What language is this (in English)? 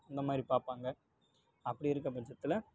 Tamil